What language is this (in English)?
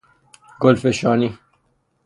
Persian